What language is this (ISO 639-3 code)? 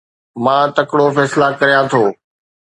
snd